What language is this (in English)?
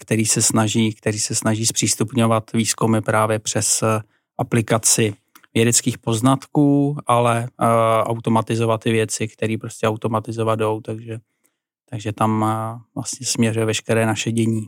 Czech